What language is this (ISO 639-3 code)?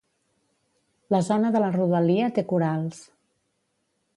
cat